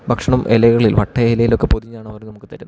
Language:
Malayalam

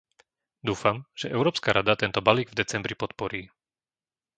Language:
Slovak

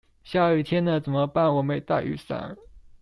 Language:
Chinese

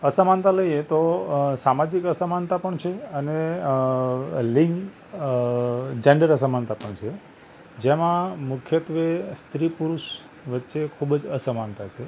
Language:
Gujarati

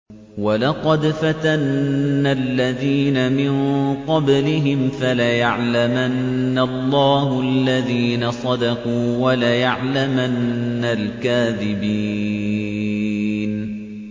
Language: Arabic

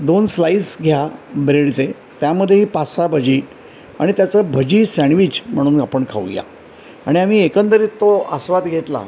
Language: Marathi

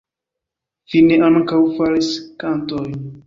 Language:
Esperanto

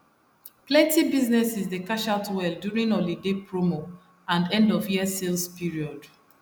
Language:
Nigerian Pidgin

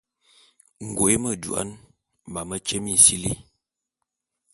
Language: Bulu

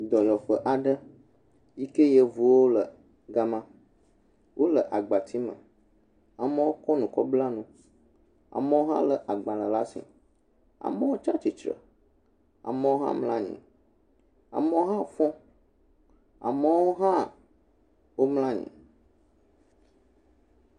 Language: Ewe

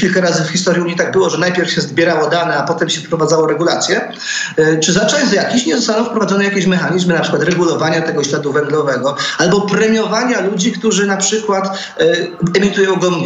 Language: Polish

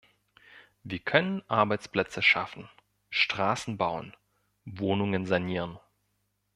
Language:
German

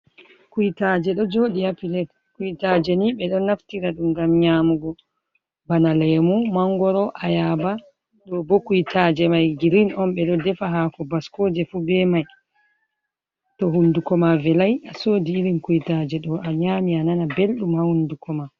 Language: Fula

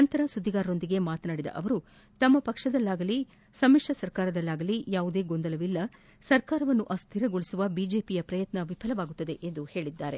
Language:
Kannada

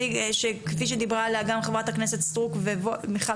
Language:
Hebrew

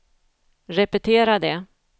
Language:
Swedish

